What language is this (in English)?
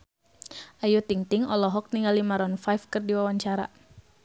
Sundanese